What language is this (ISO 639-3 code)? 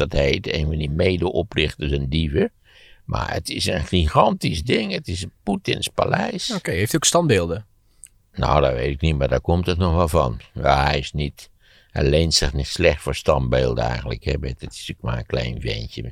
nld